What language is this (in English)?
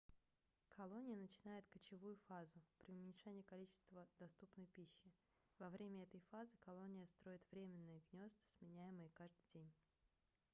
Russian